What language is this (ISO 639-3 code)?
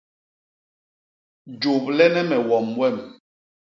bas